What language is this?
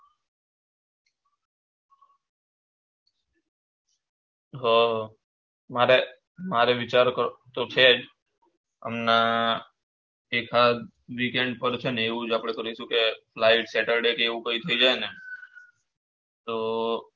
Gujarati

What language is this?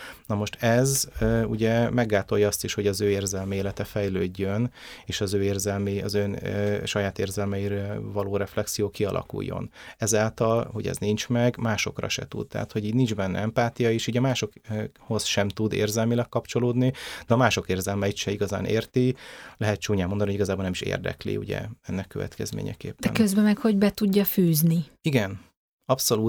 Hungarian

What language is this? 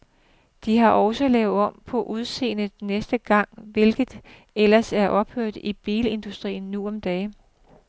Danish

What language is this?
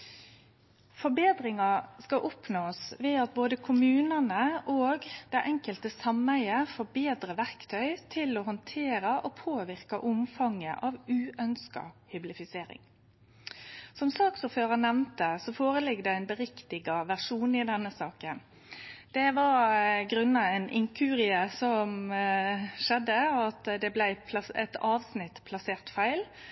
Norwegian Nynorsk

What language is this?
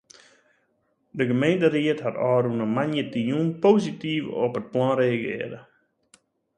Western Frisian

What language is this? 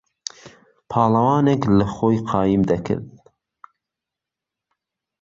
Central Kurdish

